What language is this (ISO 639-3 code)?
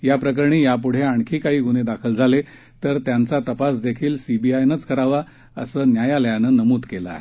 mar